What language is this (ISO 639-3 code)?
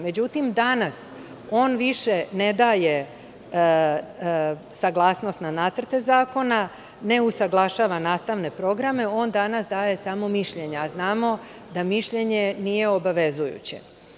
srp